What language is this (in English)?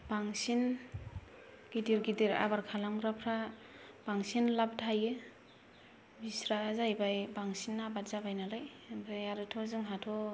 Bodo